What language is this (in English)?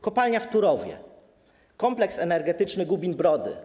Polish